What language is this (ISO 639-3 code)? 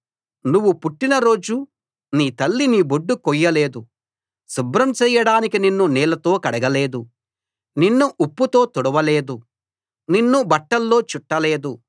tel